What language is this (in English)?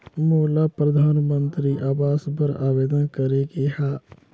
Chhattisgarhi